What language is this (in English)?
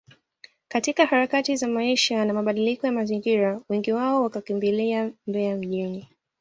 Swahili